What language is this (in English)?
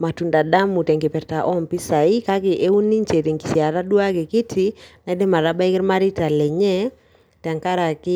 Masai